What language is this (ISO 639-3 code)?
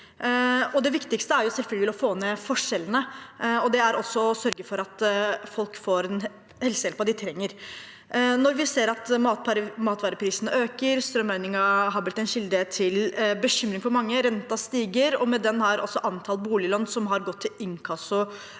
nor